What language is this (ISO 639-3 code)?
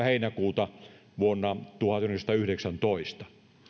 fin